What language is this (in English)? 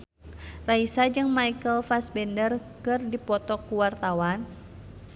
Sundanese